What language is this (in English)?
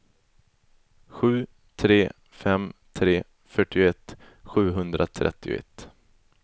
Swedish